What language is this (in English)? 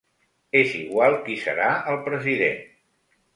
Catalan